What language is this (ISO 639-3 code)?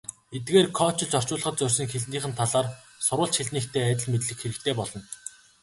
mon